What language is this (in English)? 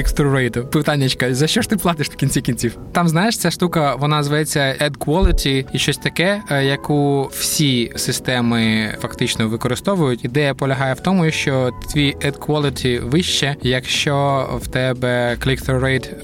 Ukrainian